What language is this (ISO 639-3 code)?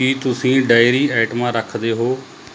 pan